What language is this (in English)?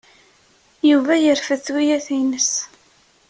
Kabyle